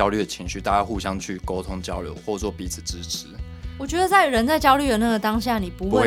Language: Chinese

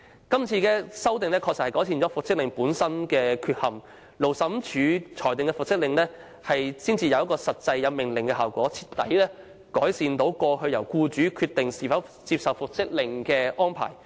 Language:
Cantonese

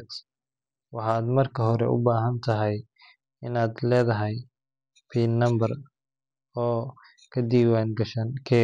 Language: Somali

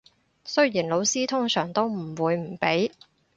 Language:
Cantonese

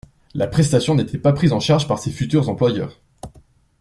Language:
French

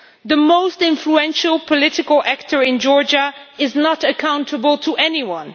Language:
English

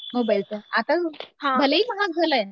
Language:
Marathi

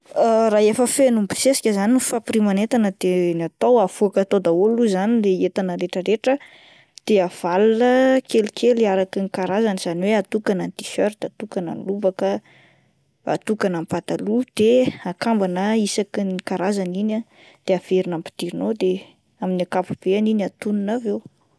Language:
Malagasy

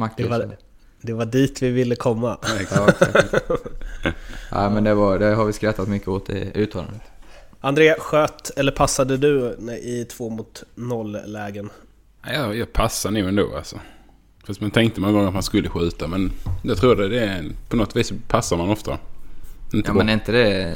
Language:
Swedish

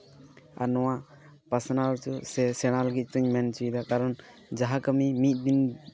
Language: Santali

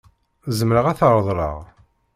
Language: Kabyle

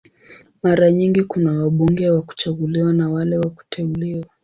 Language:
Swahili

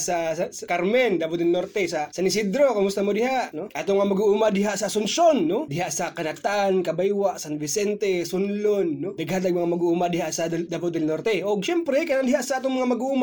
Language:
Filipino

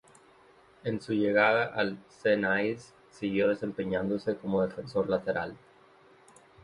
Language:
Spanish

